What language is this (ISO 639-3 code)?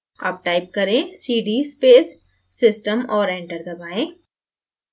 hin